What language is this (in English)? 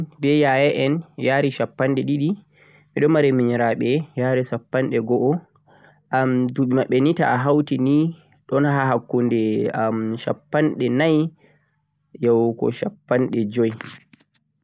Central-Eastern Niger Fulfulde